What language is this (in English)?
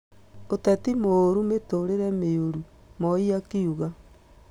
Kikuyu